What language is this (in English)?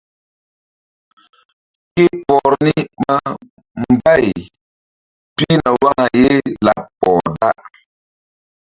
Mbum